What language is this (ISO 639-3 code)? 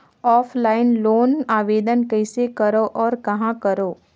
hne